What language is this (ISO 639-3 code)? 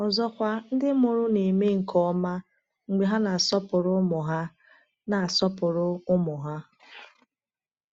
ibo